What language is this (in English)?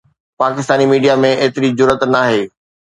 Sindhi